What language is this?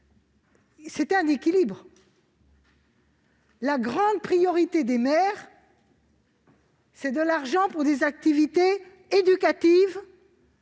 French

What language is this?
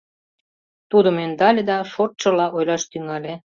Mari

